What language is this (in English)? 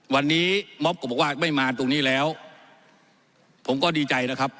Thai